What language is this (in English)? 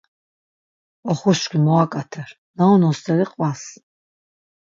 Laz